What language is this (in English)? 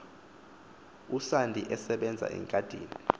Xhosa